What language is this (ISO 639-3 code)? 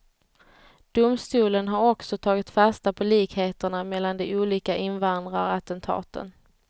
swe